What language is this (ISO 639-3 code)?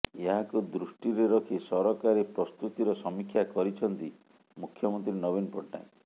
ori